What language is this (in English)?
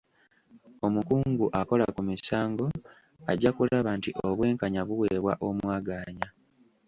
Ganda